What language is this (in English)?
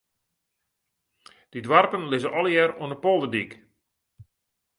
Western Frisian